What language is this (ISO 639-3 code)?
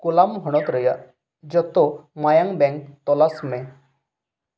sat